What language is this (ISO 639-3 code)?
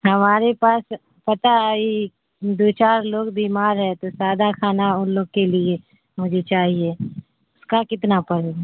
urd